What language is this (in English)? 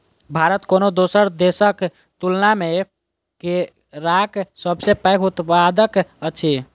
Maithili